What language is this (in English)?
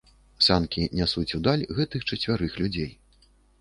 Belarusian